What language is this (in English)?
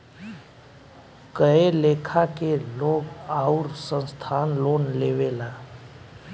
Bhojpuri